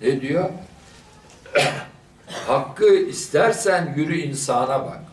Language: Turkish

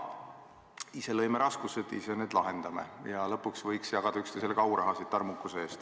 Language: Estonian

